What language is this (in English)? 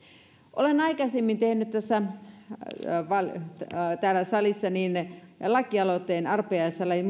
Finnish